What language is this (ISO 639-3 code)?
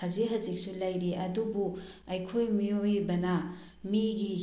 mni